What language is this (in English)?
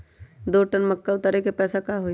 Magahi